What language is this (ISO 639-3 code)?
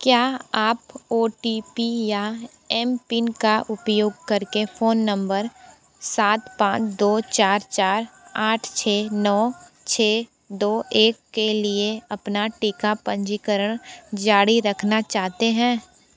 hin